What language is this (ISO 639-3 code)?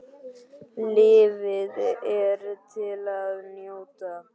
isl